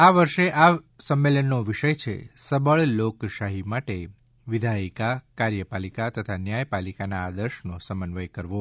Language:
Gujarati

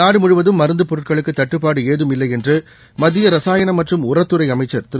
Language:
Tamil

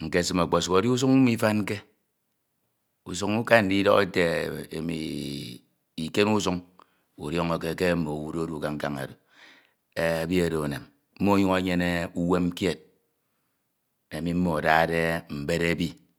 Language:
Ito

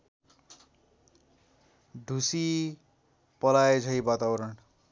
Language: Nepali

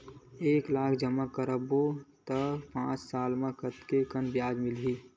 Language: Chhattisgarhi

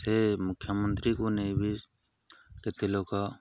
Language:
Odia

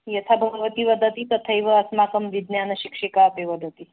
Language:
Sanskrit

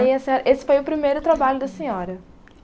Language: Portuguese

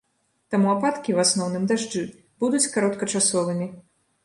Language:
Belarusian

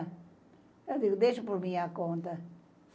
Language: Portuguese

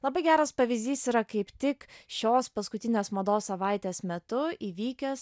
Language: Lithuanian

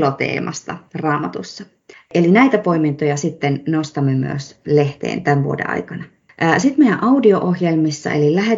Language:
Finnish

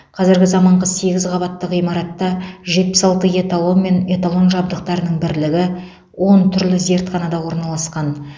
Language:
Kazakh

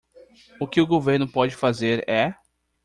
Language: Portuguese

